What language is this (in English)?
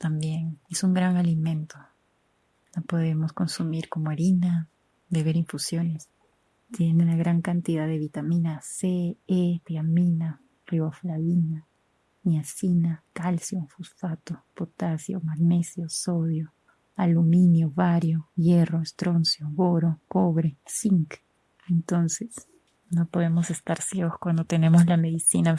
Spanish